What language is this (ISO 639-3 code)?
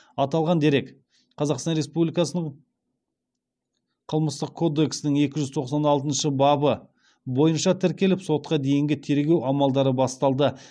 kaz